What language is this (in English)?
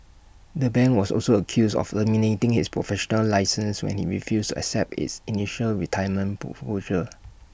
English